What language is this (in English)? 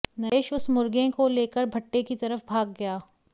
Hindi